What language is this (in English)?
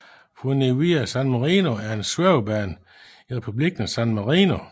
Danish